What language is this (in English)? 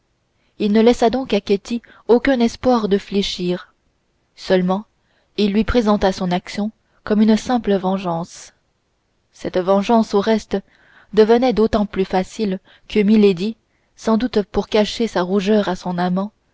French